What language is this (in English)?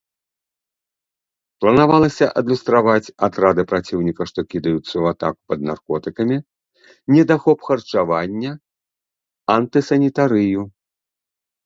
Belarusian